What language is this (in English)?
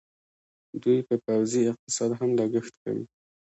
Pashto